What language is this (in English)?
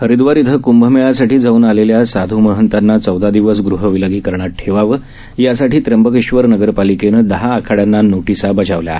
Marathi